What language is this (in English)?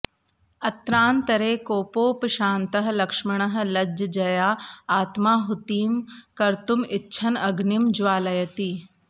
Sanskrit